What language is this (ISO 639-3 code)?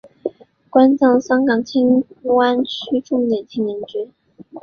zho